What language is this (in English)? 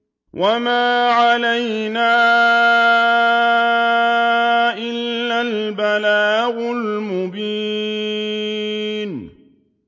Arabic